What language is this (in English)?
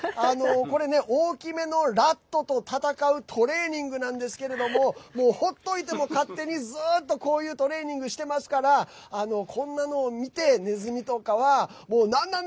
Japanese